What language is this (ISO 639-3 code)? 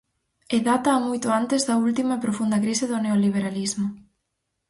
glg